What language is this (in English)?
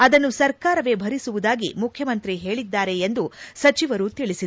Kannada